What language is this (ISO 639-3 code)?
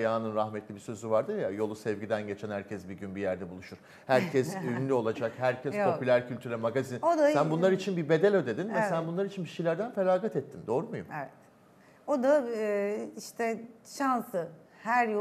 tur